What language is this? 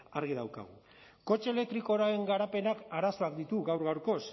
Basque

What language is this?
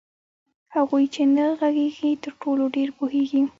Pashto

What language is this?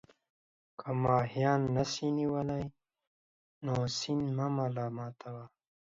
Pashto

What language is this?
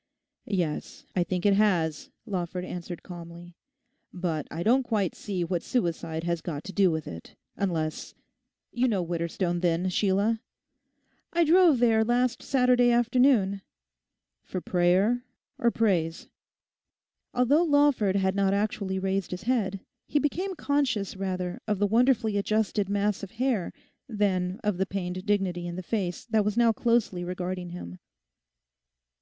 English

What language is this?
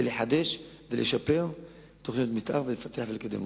Hebrew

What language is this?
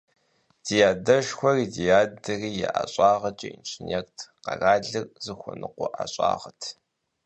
Kabardian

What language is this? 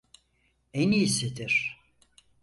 Turkish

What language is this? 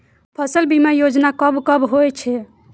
Maithili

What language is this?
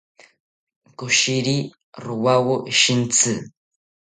South Ucayali Ashéninka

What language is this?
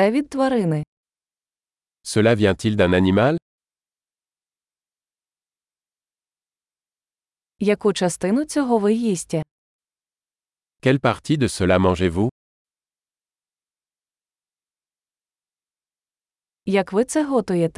Ukrainian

